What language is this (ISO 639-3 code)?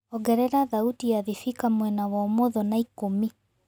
kik